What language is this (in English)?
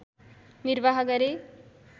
Nepali